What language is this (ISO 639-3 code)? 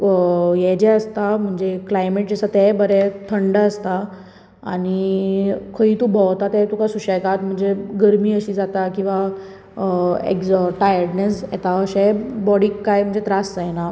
kok